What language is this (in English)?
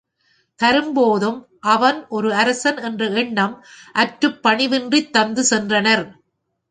Tamil